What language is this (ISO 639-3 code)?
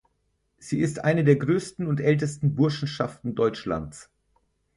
deu